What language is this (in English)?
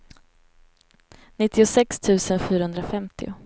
Swedish